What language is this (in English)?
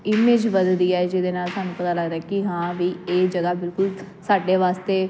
Punjabi